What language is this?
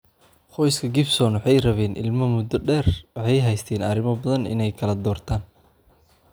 Somali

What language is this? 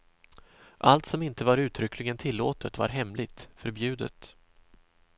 Swedish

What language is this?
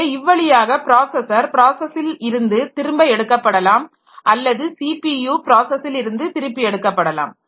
Tamil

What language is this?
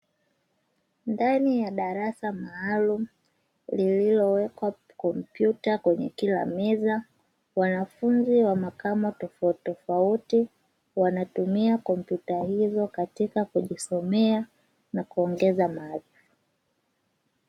Swahili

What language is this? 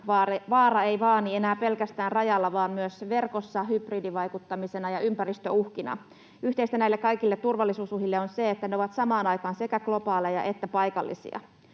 Finnish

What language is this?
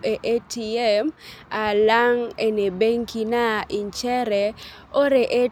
Masai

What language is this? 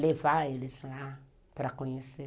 Portuguese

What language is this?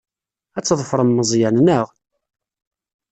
Kabyle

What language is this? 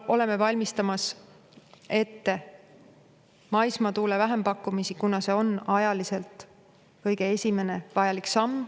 Estonian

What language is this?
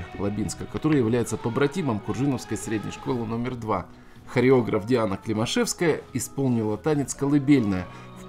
Russian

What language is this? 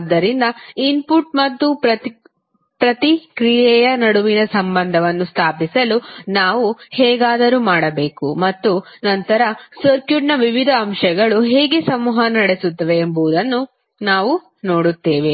Kannada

